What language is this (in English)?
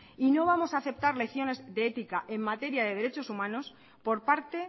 Spanish